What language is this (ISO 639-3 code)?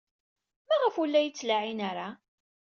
kab